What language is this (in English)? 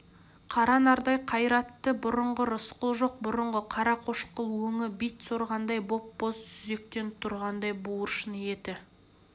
Kazakh